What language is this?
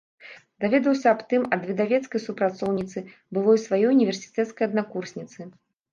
Belarusian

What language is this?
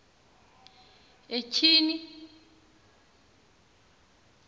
Xhosa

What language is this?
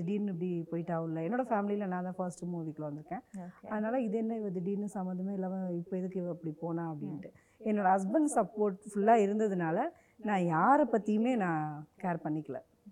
Tamil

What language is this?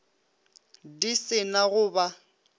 Northern Sotho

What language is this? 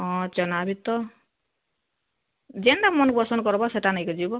Odia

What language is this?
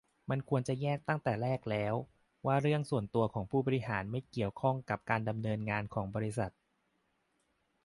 Thai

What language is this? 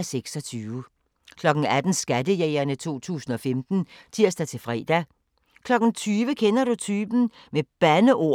Danish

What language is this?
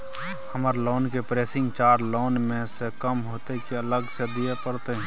Maithili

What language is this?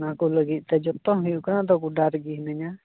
Santali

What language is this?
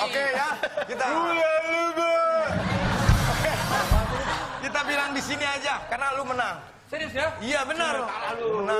Indonesian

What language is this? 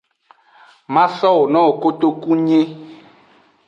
Aja (Benin)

